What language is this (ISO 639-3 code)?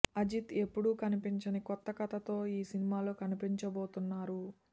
tel